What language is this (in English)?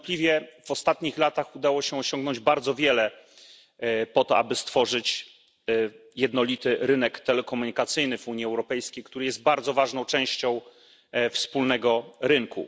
Polish